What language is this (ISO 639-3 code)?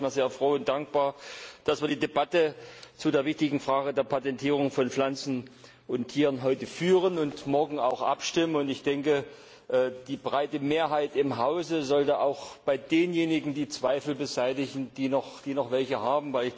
deu